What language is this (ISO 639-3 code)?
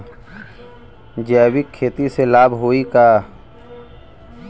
bho